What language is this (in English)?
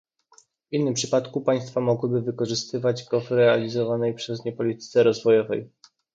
Polish